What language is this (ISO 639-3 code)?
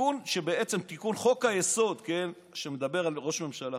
heb